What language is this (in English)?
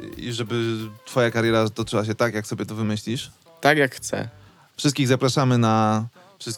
Polish